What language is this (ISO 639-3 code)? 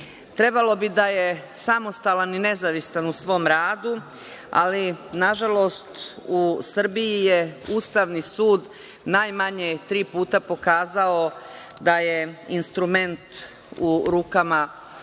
srp